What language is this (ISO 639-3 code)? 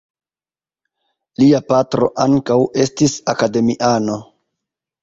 epo